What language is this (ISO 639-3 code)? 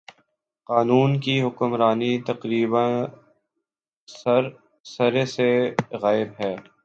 urd